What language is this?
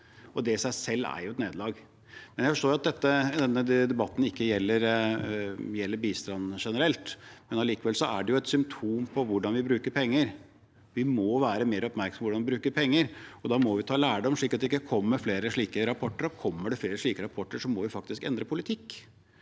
Norwegian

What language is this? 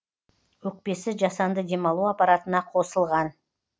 Kazakh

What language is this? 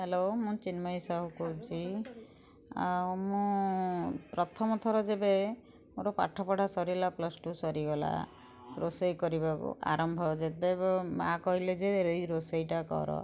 Odia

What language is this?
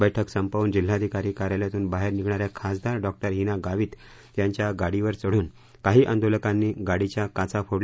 Marathi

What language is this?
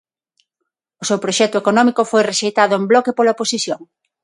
Galician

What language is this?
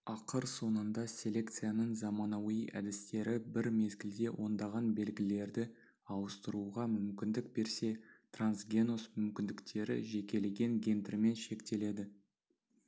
Kazakh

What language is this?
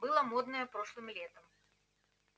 Russian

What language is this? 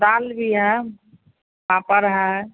Hindi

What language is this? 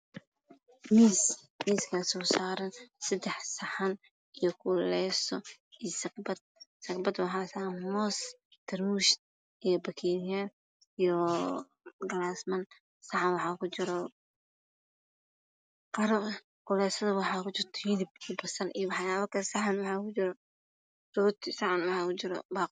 Somali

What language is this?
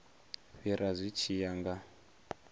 Venda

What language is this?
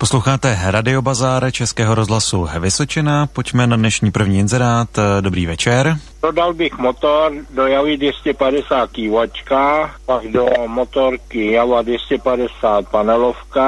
Czech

